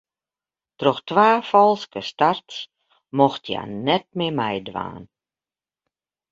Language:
Western Frisian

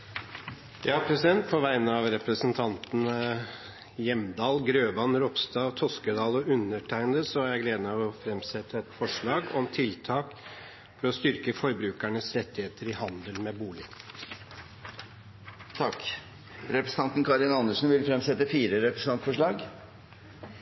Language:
Norwegian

